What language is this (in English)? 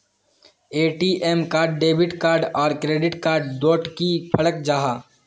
Magahi